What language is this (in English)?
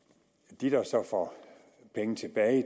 Danish